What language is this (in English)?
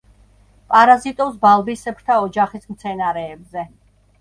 Georgian